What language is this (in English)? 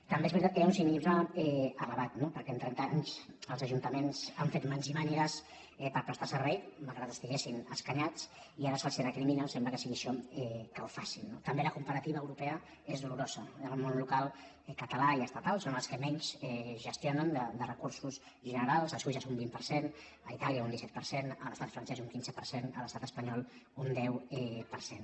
Catalan